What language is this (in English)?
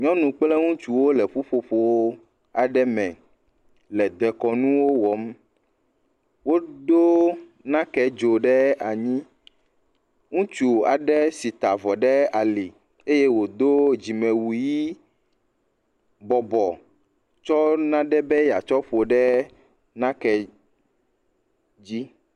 Ewe